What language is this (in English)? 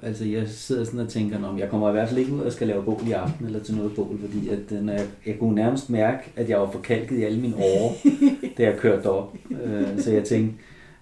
Danish